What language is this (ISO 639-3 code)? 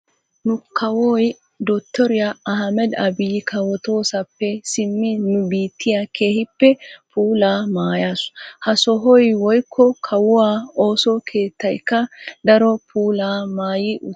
wal